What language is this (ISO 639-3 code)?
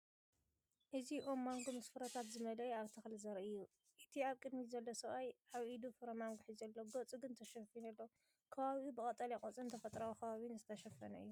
tir